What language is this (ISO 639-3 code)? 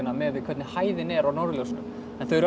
isl